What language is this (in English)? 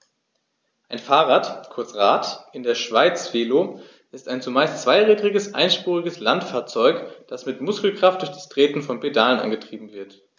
German